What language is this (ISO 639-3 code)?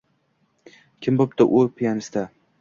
uzb